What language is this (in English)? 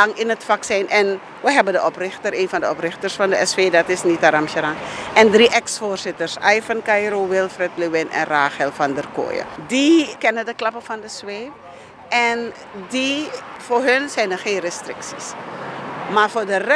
Dutch